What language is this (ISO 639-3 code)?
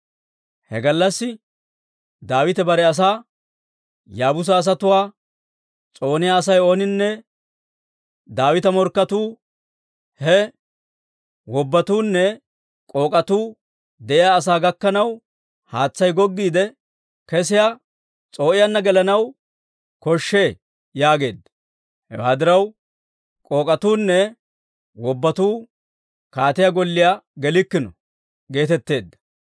dwr